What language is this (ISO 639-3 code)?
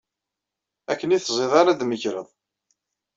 kab